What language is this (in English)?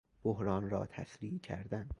Persian